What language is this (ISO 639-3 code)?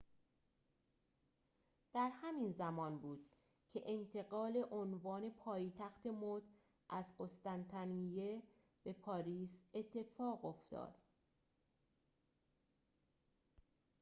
fas